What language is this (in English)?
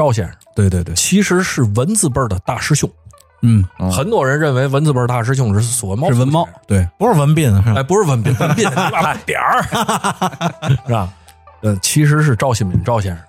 Chinese